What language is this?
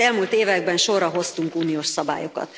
Hungarian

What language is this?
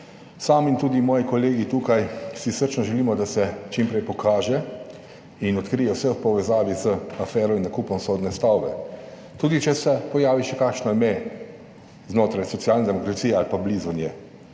Slovenian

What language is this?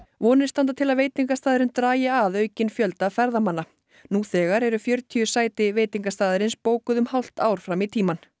Icelandic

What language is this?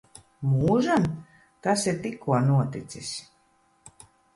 Latvian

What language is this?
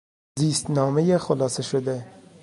Persian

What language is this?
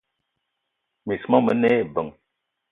Eton (Cameroon)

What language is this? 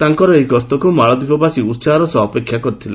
Odia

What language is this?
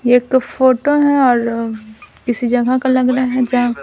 Hindi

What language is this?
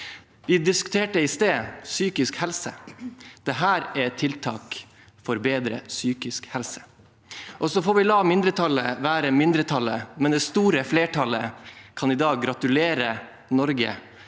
Norwegian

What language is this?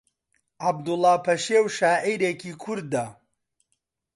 Central Kurdish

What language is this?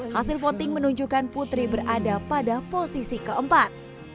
Indonesian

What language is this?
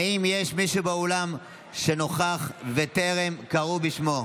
Hebrew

